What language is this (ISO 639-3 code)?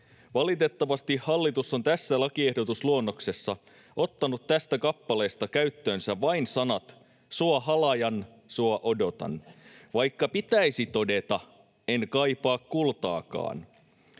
fin